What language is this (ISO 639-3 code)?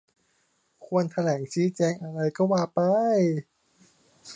tha